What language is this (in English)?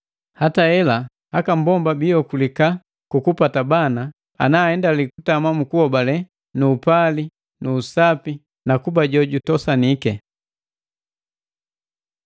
Matengo